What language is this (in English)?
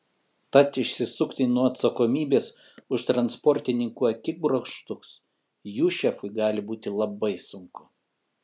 Lithuanian